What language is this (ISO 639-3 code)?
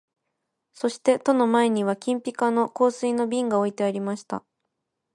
jpn